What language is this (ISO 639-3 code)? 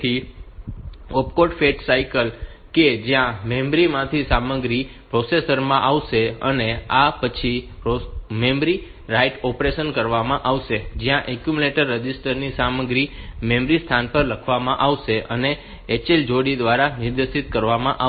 guj